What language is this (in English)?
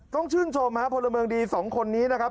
Thai